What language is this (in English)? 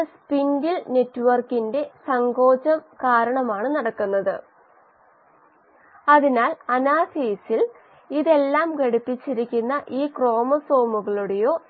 Malayalam